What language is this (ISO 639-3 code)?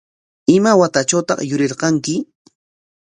qwa